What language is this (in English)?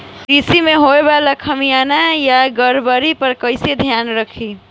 Bhojpuri